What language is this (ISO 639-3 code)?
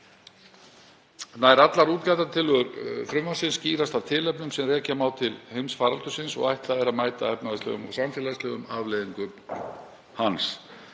isl